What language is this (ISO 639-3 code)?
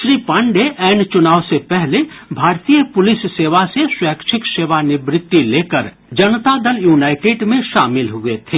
hin